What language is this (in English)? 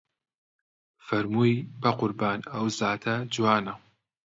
Central Kurdish